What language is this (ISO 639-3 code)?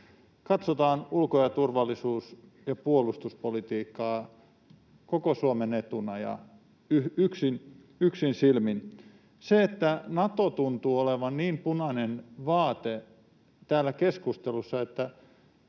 fin